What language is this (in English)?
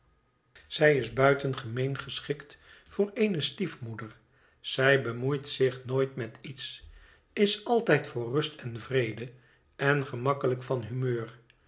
Dutch